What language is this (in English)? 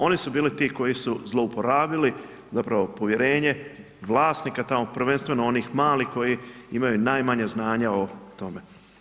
Croatian